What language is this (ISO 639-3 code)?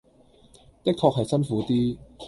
yue